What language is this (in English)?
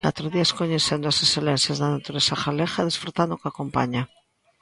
Galician